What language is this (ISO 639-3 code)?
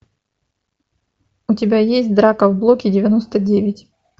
rus